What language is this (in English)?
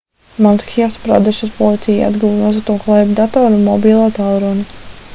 Latvian